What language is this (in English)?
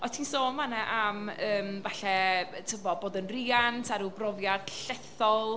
Welsh